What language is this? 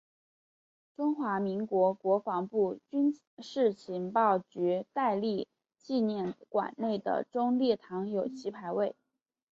Chinese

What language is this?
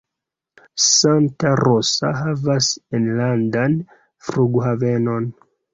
Esperanto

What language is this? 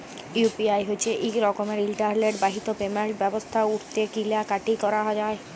Bangla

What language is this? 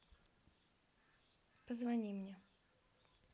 Russian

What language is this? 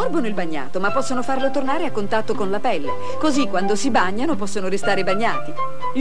Italian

